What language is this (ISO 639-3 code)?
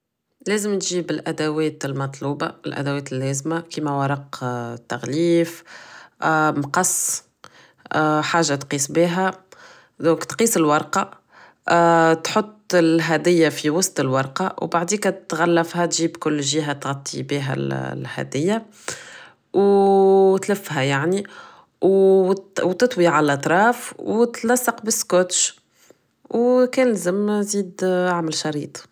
aeb